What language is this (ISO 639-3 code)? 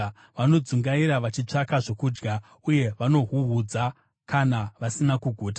sna